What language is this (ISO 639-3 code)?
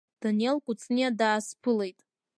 abk